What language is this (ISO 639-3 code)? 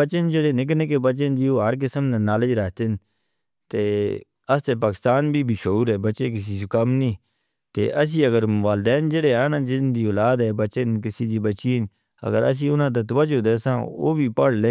hno